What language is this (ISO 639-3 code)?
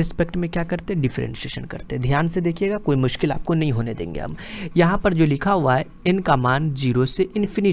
hin